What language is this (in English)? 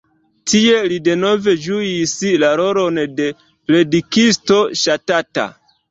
Esperanto